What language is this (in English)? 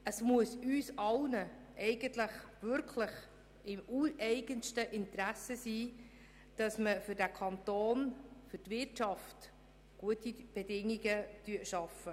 Swiss German